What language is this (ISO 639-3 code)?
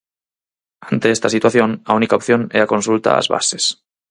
glg